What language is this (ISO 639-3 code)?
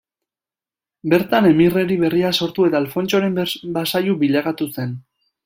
eus